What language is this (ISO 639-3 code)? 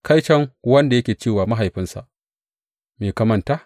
hau